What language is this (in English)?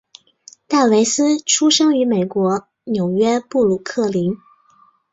Chinese